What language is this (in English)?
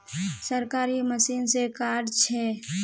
Magahi